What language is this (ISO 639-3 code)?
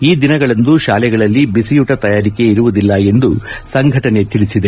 kan